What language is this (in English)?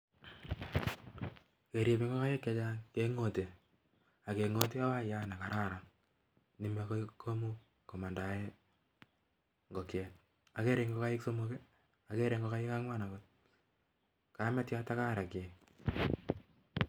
Kalenjin